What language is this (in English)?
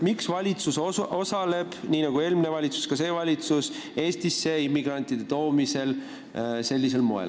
Estonian